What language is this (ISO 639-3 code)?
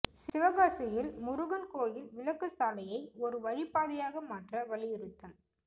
tam